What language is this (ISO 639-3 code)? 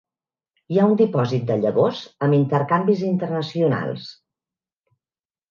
cat